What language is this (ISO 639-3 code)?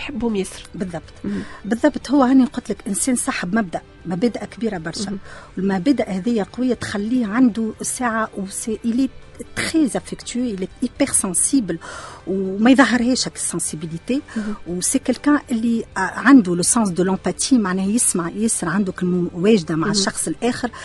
ara